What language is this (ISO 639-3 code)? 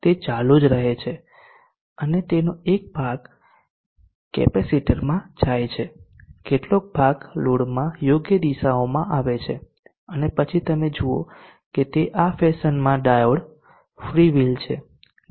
guj